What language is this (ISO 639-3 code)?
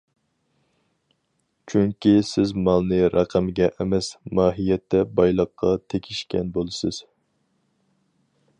uig